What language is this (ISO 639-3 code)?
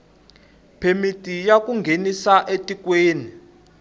tso